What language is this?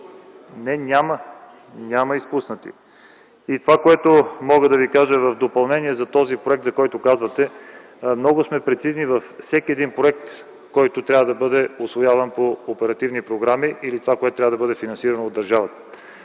Bulgarian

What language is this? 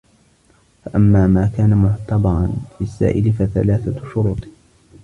Arabic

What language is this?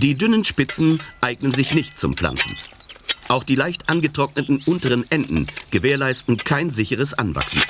German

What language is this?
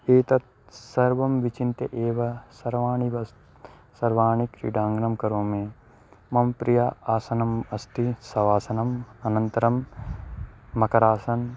Sanskrit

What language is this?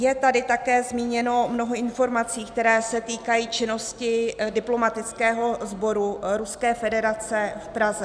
Czech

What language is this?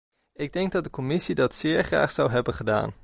Dutch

